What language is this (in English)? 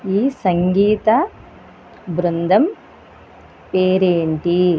Telugu